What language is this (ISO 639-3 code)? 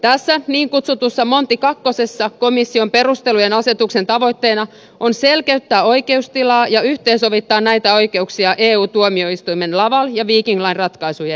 fin